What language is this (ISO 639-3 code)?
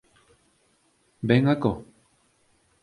glg